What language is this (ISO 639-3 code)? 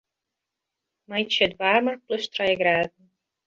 fry